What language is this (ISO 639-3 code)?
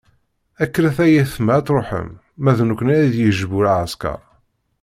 kab